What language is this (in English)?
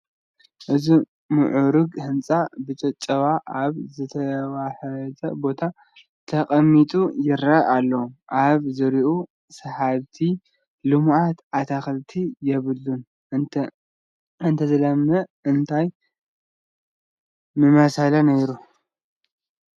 Tigrinya